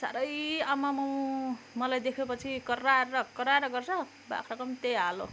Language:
Nepali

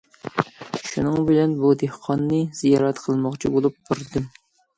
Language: Uyghur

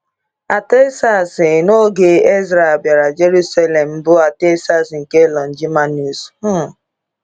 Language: Igbo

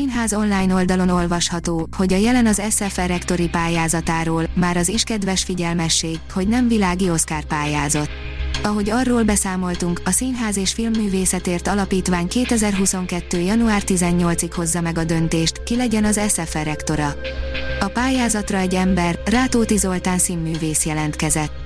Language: Hungarian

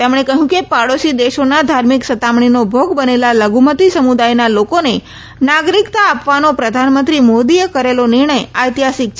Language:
Gujarati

